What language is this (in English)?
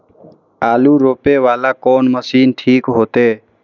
Maithili